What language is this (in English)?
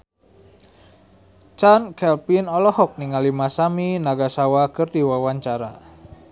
Sundanese